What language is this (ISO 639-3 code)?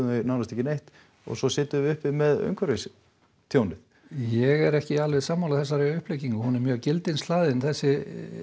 isl